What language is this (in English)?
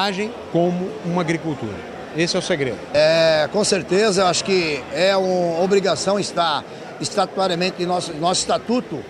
Portuguese